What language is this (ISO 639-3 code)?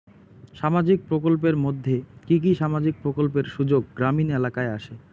ben